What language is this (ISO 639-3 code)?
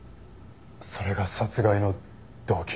jpn